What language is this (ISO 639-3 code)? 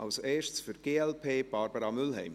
gsw